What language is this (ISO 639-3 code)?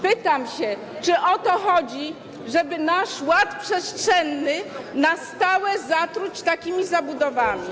pol